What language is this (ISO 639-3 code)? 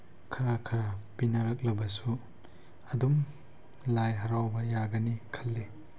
mni